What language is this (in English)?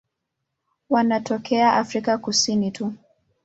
Swahili